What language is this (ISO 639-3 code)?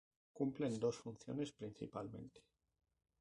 spa